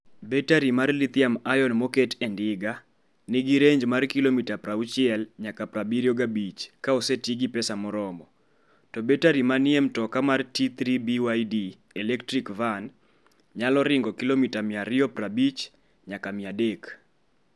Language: Luo (Kenya and Tanzania)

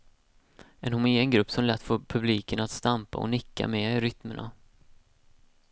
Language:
Swedish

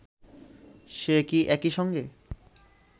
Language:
Bangla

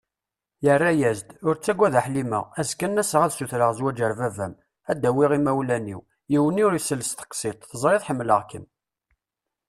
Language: Kabyle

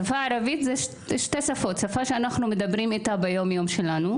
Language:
Hebrew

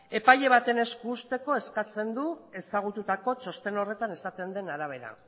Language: Basque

